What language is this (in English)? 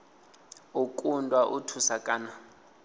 Venda